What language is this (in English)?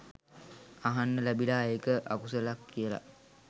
Sinhala